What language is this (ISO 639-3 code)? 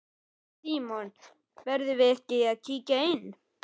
isl